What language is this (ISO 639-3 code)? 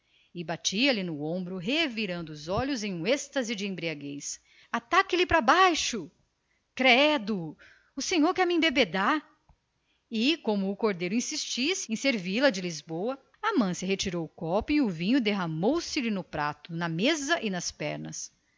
por